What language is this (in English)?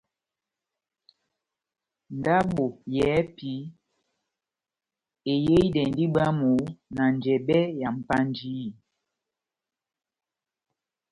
Batanga